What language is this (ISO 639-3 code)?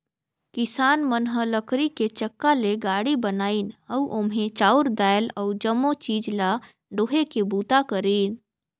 hne